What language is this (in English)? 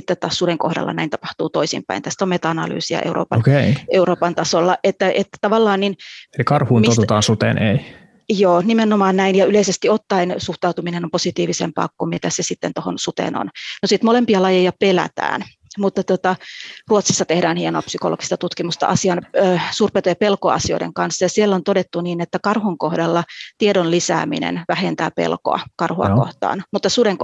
Finnish